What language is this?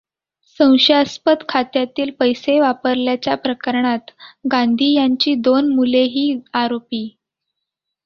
Marathi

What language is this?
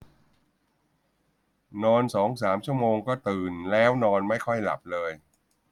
Thai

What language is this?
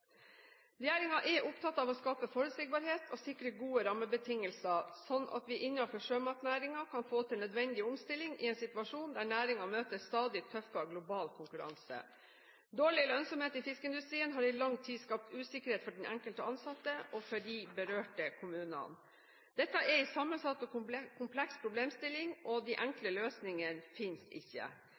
Norwegian Bokmål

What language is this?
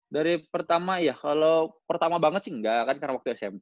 Indonesian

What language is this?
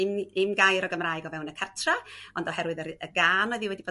Welsh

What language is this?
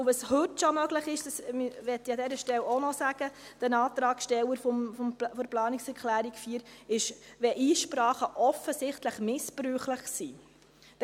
Swiss German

